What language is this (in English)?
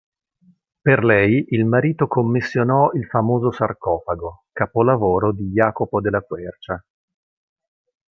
Italian